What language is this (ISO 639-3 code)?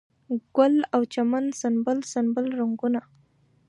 pus